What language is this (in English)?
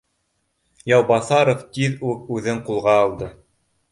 Bashkir